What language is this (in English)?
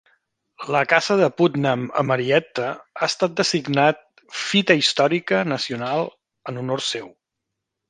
Catalan